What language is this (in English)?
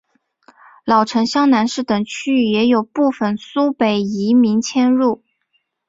Chinese